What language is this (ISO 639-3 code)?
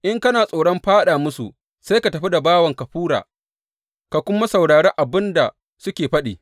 hau